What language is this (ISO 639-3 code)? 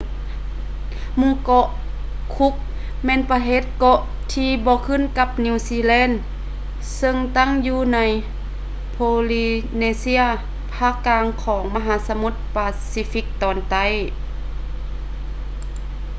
lao